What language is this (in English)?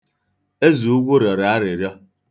Igbo